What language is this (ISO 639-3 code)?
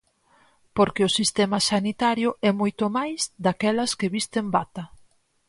glg